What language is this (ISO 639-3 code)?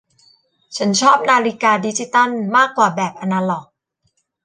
tha